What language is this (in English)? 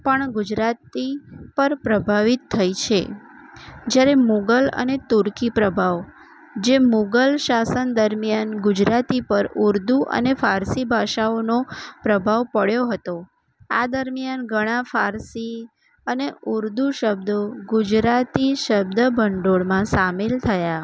Gujarati